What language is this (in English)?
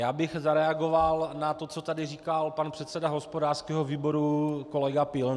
Czech